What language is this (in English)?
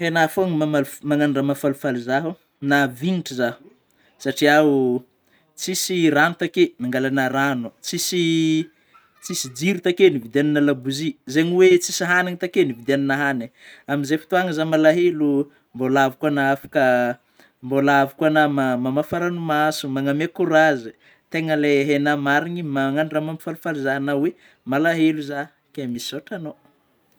Northern Betsimisaraka Malagasy